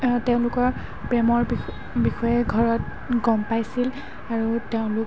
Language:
Assamese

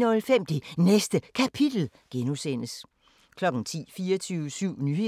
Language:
Danish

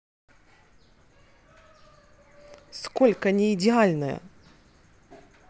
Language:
Russian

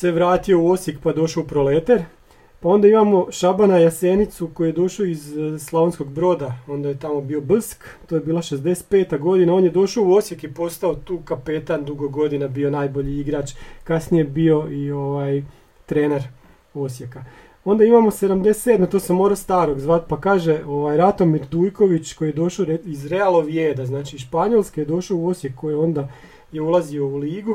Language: Croatian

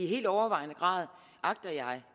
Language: Danish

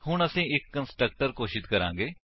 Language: Punjabi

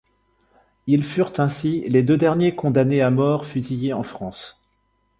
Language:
French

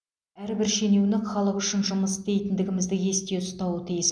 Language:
Kazakh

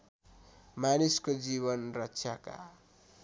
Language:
Nepali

